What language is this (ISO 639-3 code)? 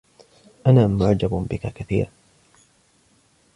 ara